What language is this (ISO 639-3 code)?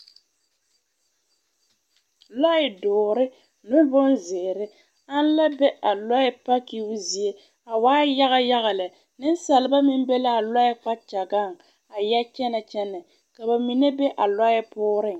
dga